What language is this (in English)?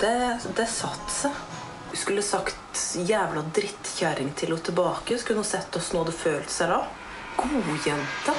Norwegian